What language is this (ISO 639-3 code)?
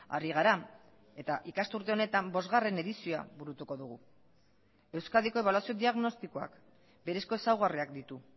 eus